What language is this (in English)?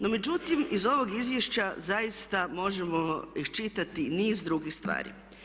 Croatian